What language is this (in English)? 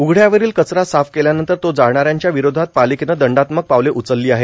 Marathi